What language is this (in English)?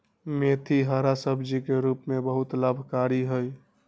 Magahi